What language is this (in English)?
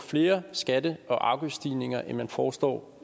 Danish